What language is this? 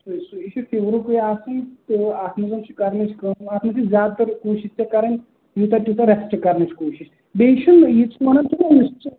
Kashmiri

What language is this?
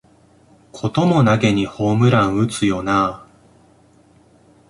Japanese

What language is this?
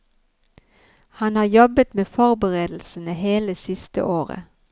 Norwegian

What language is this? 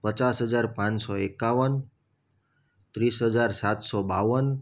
Gujarati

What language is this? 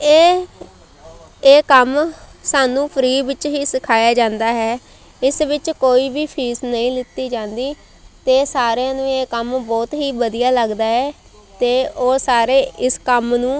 Punjabi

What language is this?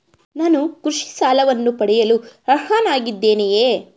Kannada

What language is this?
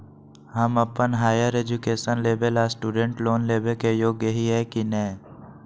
Magahi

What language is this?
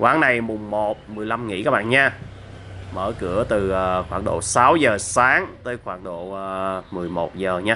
Vietnamese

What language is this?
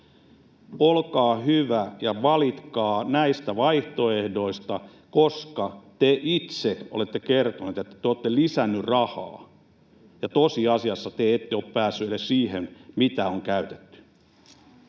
Finnish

